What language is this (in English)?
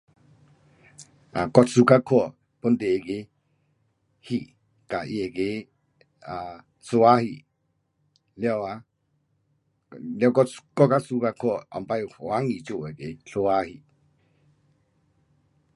Pu-Xian Chinese